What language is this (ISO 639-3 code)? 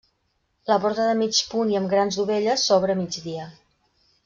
cat